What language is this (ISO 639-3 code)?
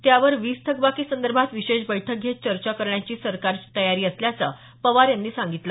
mar